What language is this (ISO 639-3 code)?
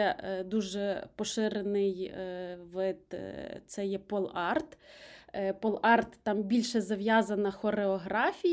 ukr